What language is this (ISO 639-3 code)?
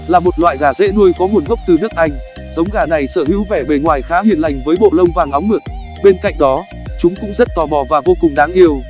vie